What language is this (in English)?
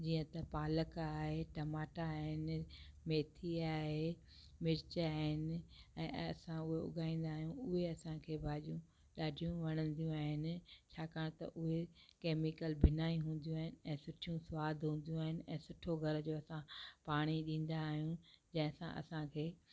Sindhi